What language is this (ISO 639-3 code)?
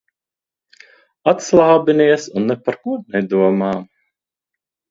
lav